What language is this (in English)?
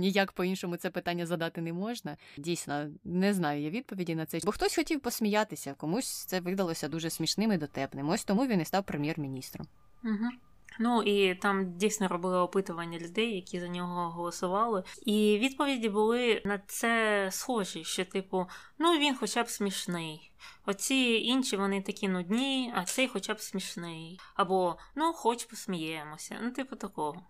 Ukrainian